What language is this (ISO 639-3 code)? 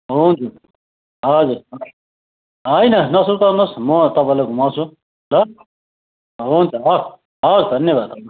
nep